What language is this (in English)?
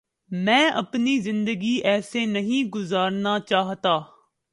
Urdu